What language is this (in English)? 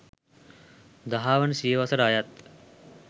Sinhala